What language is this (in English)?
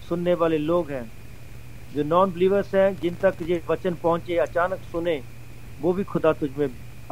Punjabi